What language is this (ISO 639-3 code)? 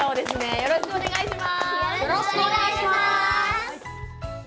jpn